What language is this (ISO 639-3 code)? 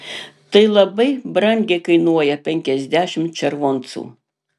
lit